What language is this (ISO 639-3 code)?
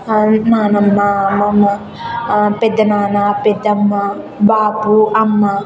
tel